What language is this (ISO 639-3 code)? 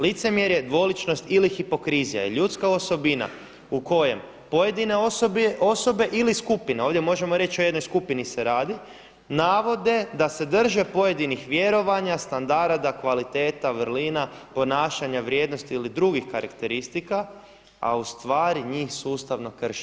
hrv